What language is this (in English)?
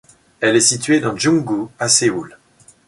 French